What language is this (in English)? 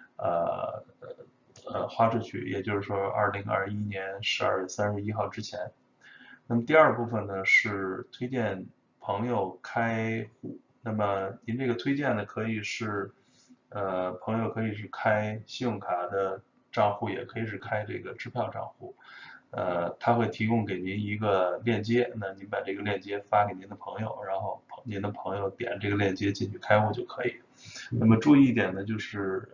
Chinese